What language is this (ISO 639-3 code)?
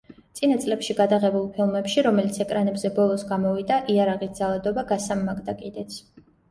kat